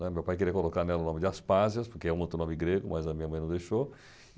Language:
Portuguese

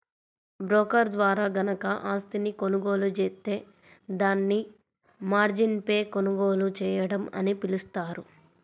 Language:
Telugu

